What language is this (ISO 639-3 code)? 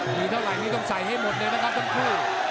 tha